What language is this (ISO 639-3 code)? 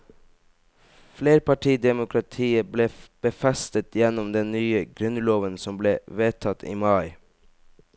nor